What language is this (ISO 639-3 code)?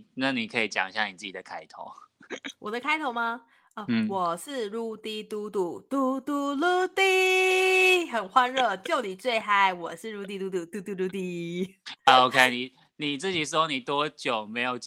zho